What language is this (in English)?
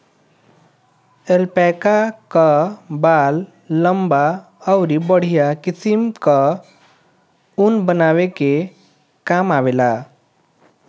Bhojpuri